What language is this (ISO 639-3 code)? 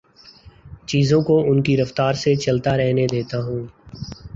urd